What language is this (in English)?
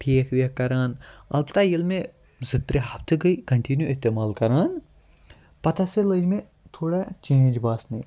Kashmiri